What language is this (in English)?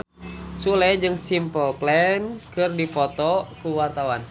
Sundanese